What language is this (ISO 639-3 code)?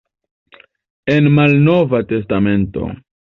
epo